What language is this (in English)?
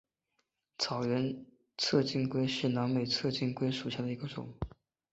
Chinese